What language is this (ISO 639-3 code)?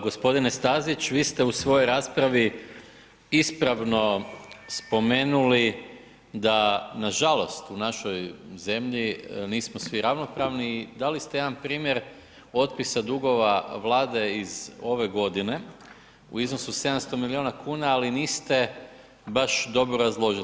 hrv